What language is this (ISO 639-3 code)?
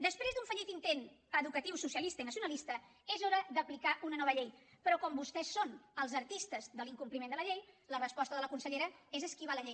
cat